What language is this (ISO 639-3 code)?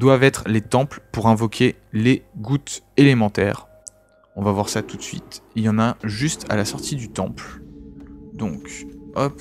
fra